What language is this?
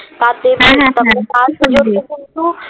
Bangla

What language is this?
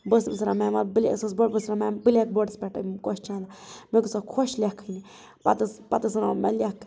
Kashmiri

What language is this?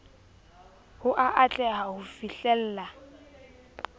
Southern Sotho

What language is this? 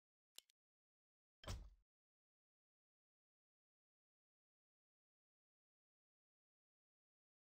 Portuguese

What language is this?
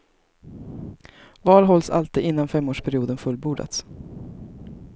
Swedish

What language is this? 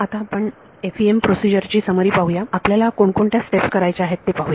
Marathi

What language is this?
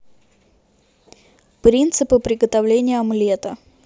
Russian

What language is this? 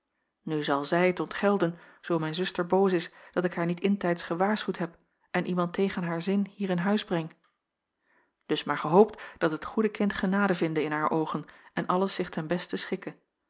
Dutch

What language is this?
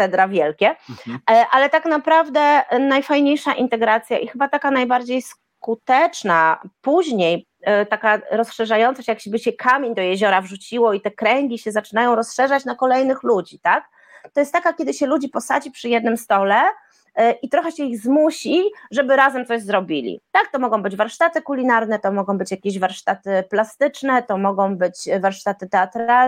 Polish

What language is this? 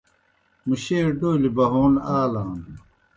Kohistani Shina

